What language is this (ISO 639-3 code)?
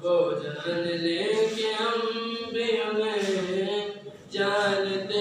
hin